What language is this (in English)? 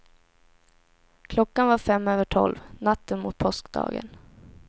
Swedish